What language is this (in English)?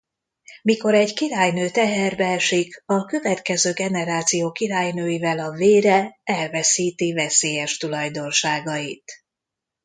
Hungarian